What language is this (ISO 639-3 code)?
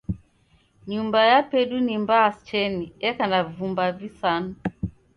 dav